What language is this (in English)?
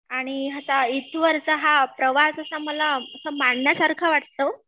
Marathi